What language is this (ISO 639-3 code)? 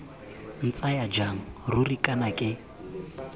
tsn